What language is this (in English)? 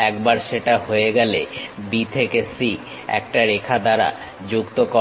Bangla